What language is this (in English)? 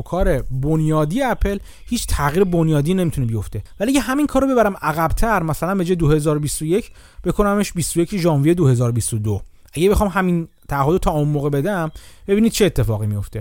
Persian